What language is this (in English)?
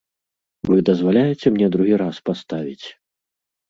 Belarusian